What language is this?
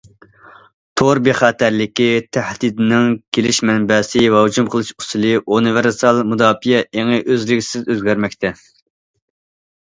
Uyghur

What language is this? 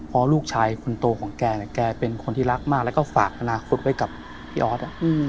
Thai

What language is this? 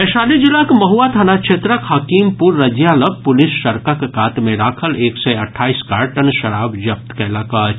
Maithili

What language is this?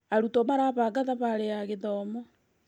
Kikuyu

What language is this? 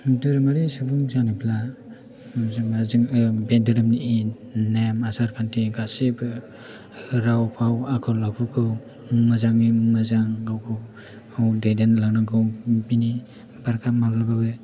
Bodo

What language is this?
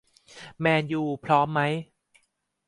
Thai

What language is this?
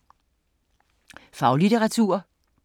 Danish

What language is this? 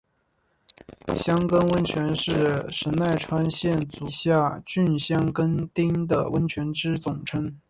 Chinese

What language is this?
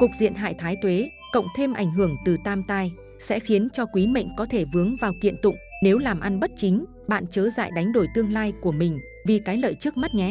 Vietnamese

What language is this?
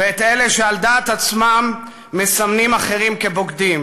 Hebrew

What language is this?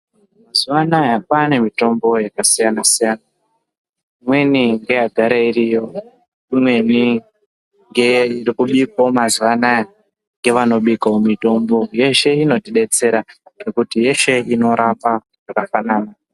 Ndau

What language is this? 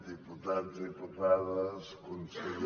Catalan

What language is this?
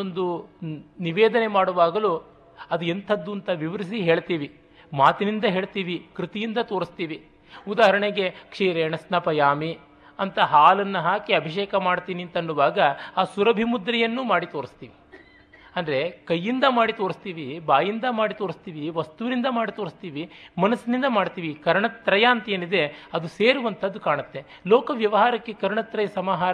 Kannada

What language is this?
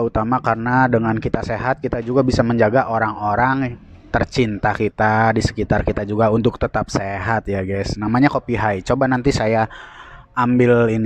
Indonesian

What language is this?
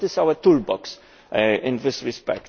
English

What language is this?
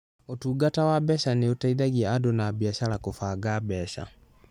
Kikuyu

